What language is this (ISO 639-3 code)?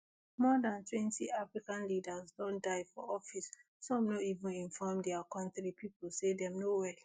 pcm